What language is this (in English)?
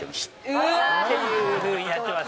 Japanese